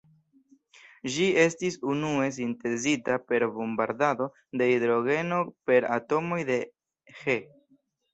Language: Esperanto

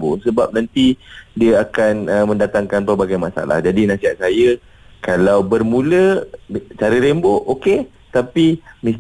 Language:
Malay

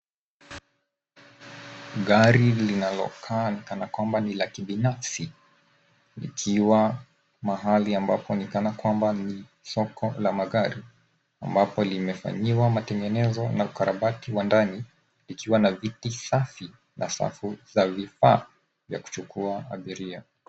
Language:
Swahili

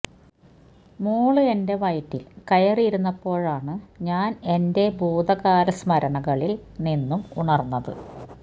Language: Malayalam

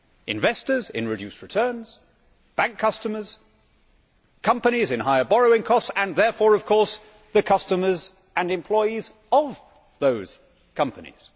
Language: English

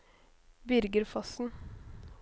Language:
Norwegian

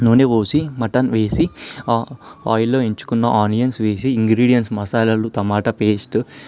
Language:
Telugu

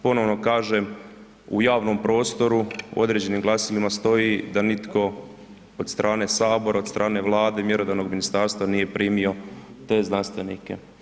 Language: Croatian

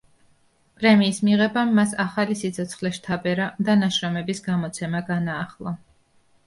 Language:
Georgian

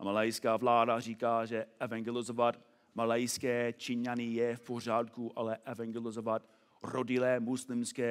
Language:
Czech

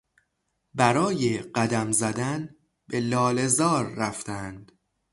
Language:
Persian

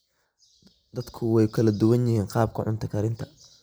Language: Somali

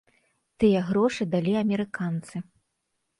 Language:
Belarusian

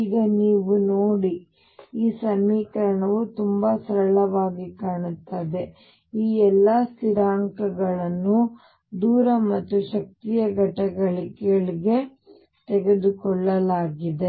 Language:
Kannada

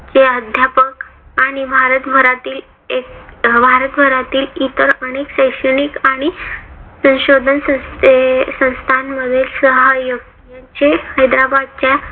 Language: Marathi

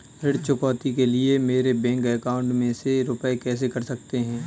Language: Hindi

